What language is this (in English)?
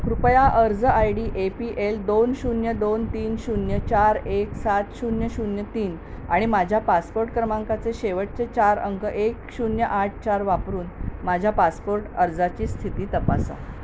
Marathi